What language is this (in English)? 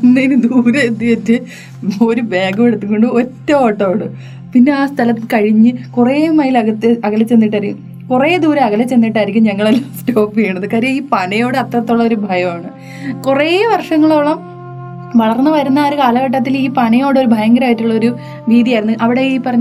Malayalam